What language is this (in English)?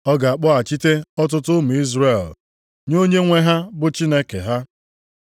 Igbo